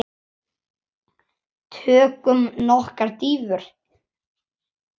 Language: Icelandic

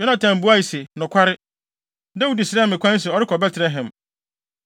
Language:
Akan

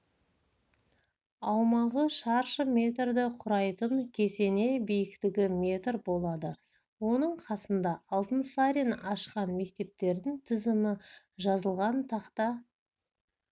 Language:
Kazakh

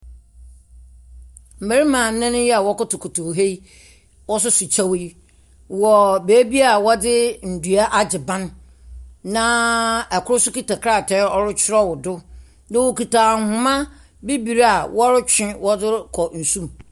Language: Akan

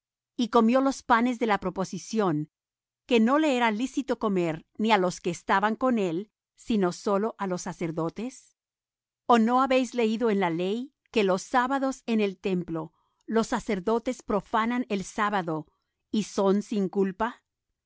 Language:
Spanish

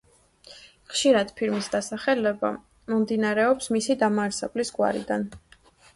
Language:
Georgian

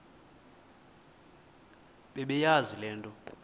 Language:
Xhosa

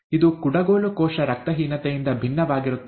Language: Kannada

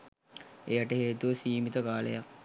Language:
Sinhala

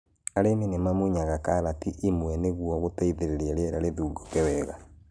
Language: Kikuyu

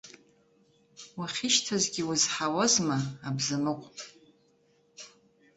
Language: Abkhazian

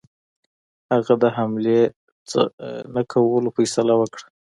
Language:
Pashto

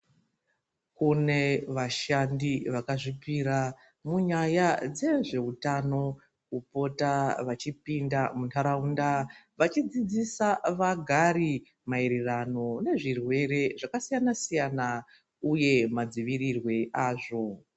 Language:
Ndau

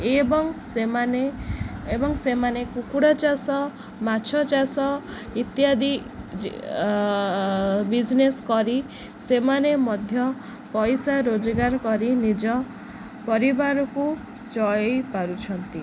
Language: Odia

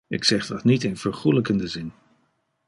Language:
Dutch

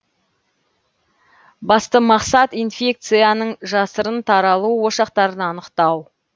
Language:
Kazakh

